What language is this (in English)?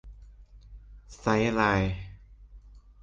Thai